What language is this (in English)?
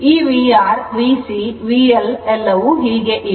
Kannada